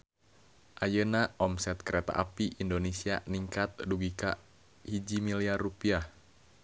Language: Sundanese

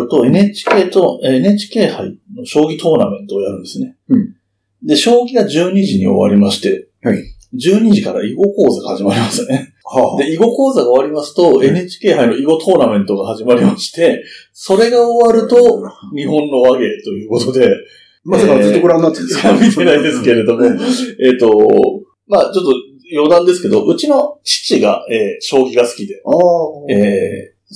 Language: Japanese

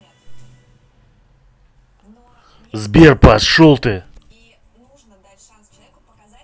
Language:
Russian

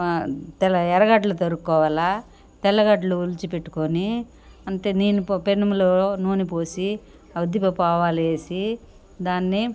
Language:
Telugu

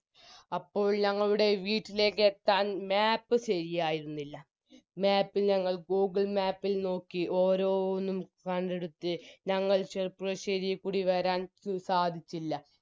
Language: Malayalam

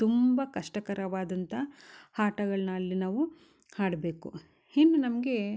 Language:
Kannada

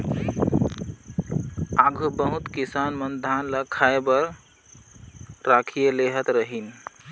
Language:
Chhattisgarhi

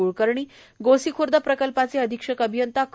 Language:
Marathi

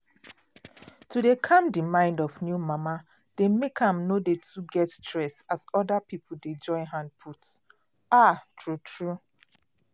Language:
Nigerian Pidgin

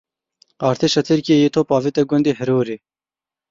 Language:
Kurdish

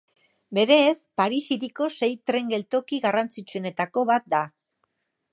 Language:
Basque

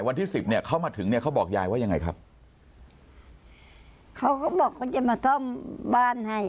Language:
Thai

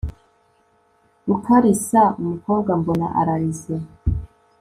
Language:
Kinyarwanda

